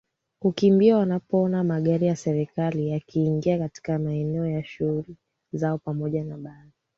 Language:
Swahili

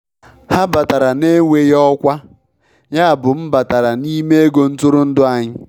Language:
Igbo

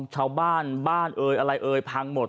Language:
Thai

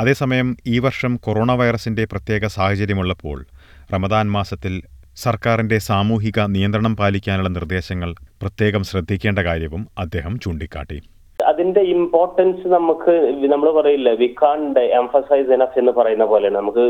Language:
Malayalam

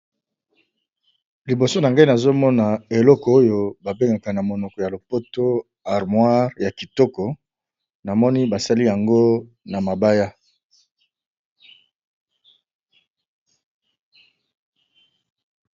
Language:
Lingala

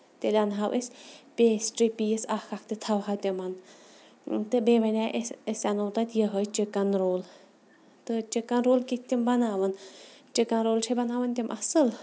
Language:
Kashmiri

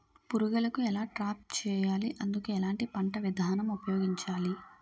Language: Telugu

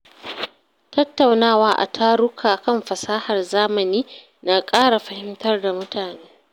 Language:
Hausa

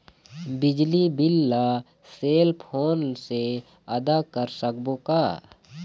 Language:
Chhattisgarhi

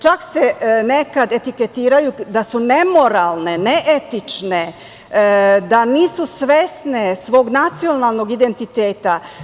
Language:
Serbian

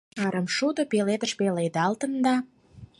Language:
Mari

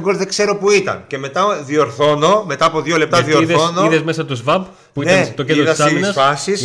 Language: Greek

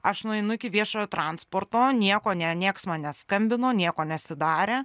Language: Lithuanian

